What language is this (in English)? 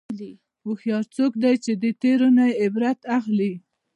Pashto